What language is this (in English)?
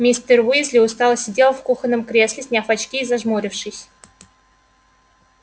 Russian